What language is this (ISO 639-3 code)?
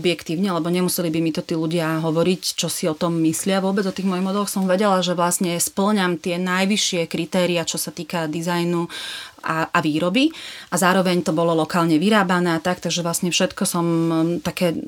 slk